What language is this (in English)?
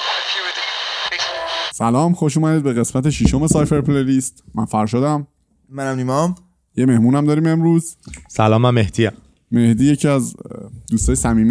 Persian